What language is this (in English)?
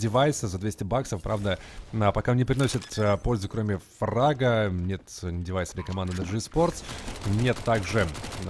Russian